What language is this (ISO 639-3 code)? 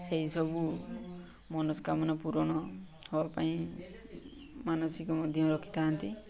ori